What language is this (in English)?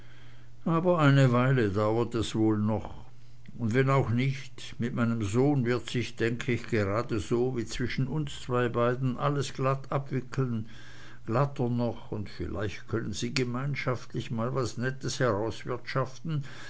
German